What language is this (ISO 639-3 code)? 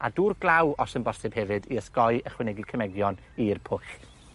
cym